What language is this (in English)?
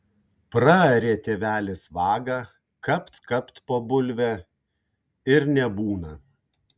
Lithuanian